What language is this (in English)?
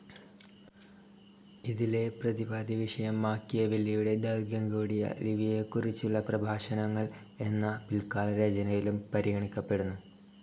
Malayalam